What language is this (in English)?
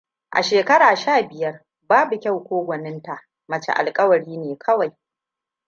Hausa